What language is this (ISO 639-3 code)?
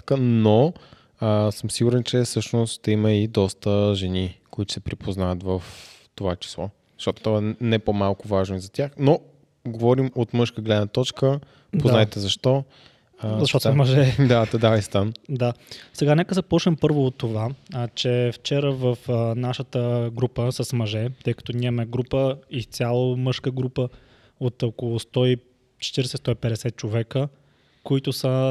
bul